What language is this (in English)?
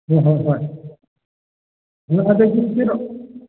Manipuri